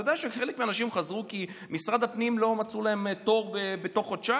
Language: Hebrew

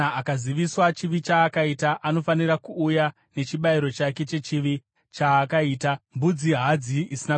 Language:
Shona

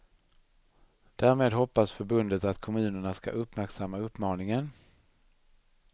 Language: Swedish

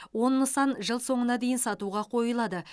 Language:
Kazakh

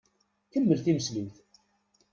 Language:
Kabyle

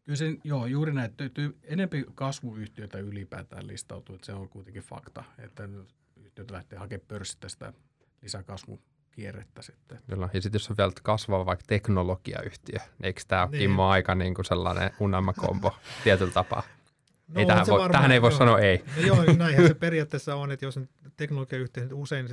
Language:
Finnish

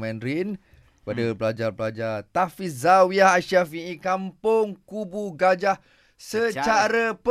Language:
Malay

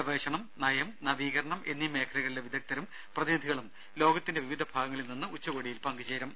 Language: Malayalam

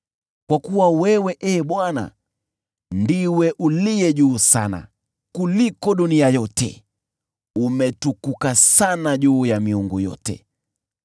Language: Swahili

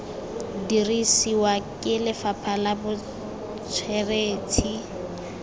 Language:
Tswana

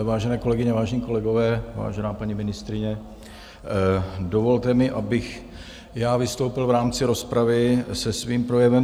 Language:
Czech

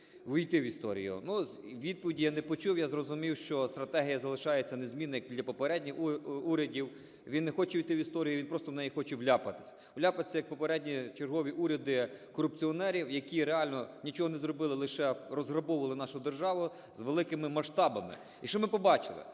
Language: Ukrainian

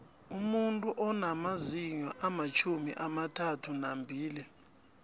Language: South Ndebele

